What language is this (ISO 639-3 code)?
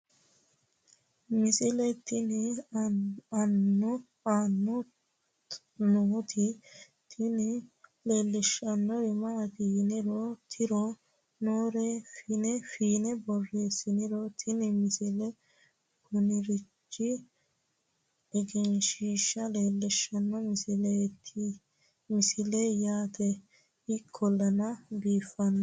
sid